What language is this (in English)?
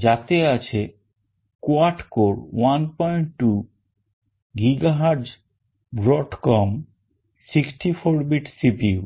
Bangla